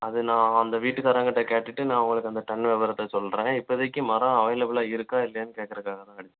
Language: Tamil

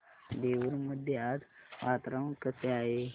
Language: Marathi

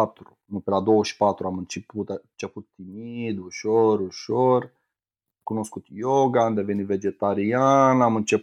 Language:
Romanian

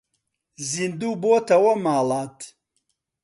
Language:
Central Kurdish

